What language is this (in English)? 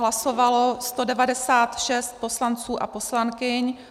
Czech